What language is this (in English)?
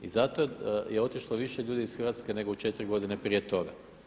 Croatian